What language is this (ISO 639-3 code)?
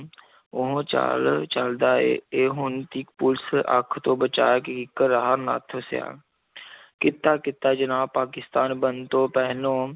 pan